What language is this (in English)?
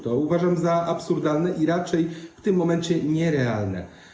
Polish